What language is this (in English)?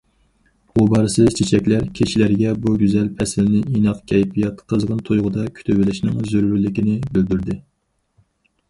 Uyghur